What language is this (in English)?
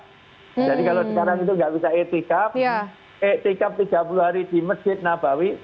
Indonesian